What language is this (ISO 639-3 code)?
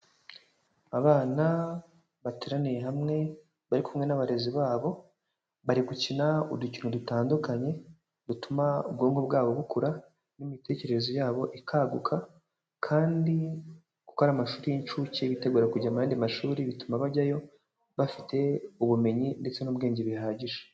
kin